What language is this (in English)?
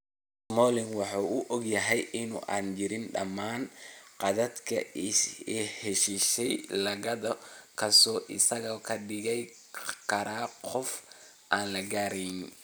Somali